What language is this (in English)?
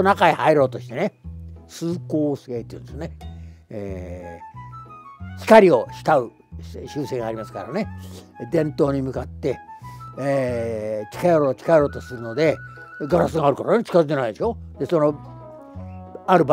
Japanese